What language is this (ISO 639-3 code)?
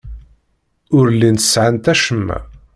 kab